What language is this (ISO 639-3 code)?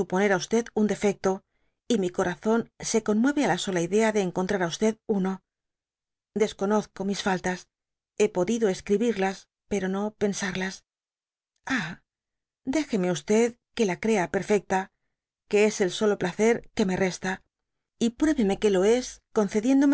spa